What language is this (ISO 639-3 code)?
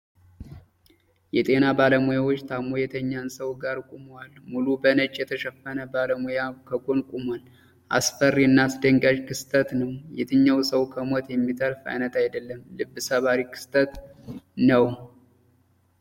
amh